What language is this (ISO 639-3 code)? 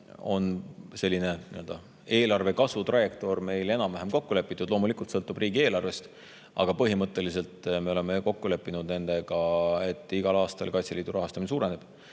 est